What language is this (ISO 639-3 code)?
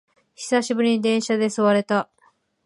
jpn